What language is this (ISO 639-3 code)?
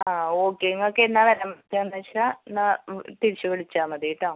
mal